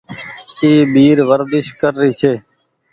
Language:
Goaria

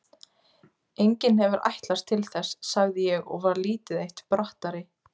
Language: Icelandic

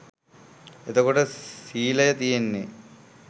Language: Sinhala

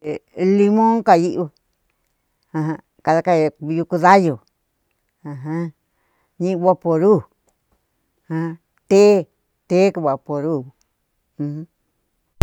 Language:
Cuyamecalco Mixtec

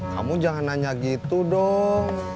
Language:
Indonesian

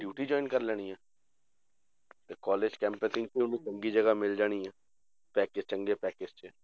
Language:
Punjabi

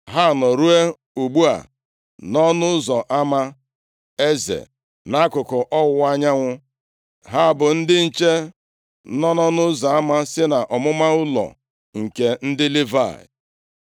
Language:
Igbo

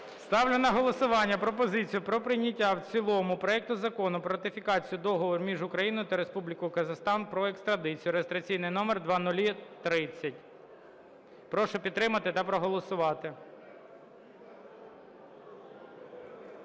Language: Ukrainian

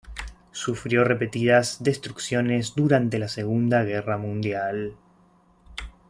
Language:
Spanish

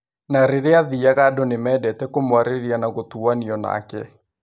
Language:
Kikuyu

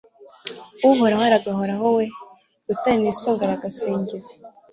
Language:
Kinyarwanda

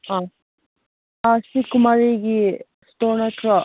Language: Manipuri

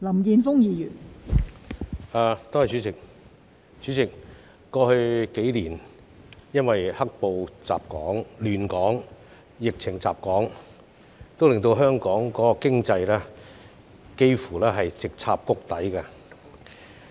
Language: Cantonese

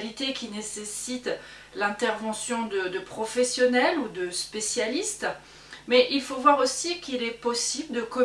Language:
French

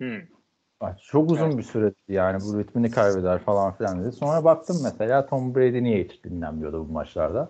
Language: Turkish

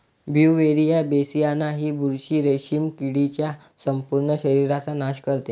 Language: Marathi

